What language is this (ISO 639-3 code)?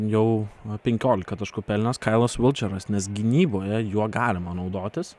lit